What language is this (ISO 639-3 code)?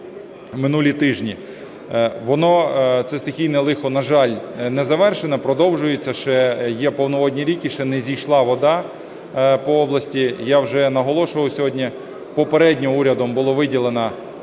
ukr